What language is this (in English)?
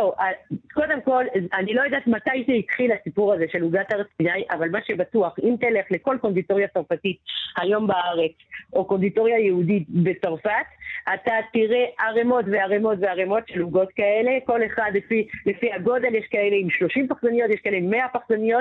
Hebrew